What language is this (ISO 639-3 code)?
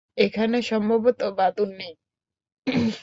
ben